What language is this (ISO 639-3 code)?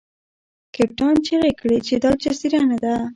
pus